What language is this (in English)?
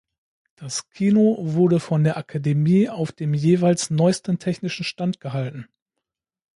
German